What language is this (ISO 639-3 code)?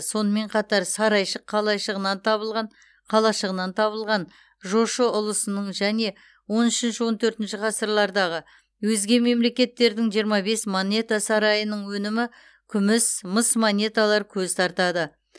kaz